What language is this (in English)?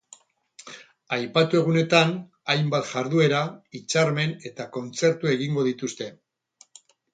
Basque